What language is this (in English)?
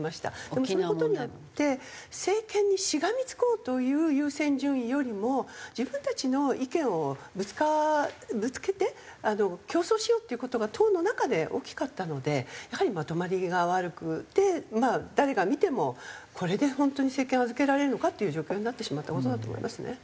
Japanese